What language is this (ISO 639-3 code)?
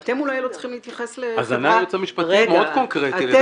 heb